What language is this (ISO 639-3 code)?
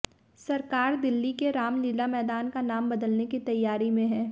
hin